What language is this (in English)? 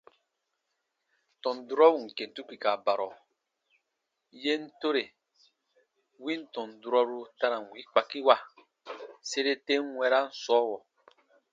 Baatonum